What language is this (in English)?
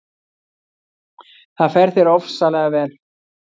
Icelandic